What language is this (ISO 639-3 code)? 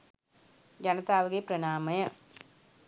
sin